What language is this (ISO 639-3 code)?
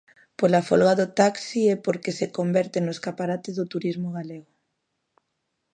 glg